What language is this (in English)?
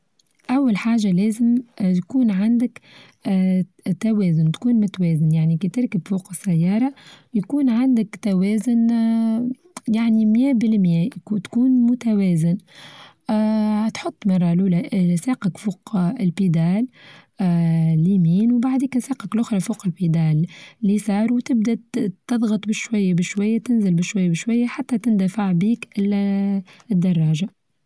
Tunisian Arabic